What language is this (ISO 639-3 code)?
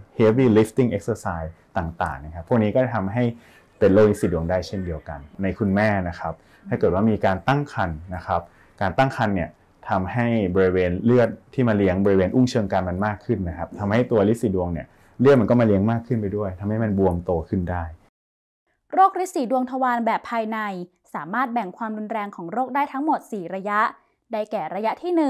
tha